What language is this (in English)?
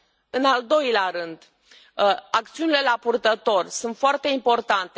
Romanian